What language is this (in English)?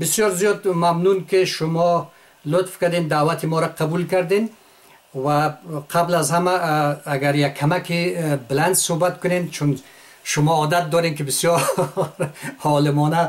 Persian